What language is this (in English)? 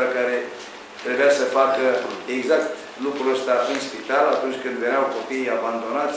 Romanian